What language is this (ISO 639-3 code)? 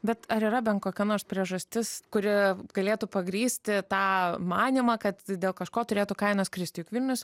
lit